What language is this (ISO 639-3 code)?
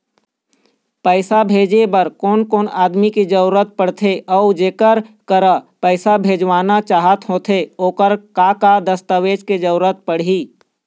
hne